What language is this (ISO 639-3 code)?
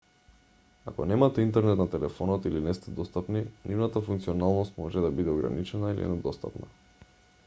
mkd